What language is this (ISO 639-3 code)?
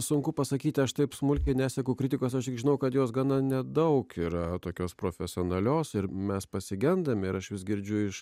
lit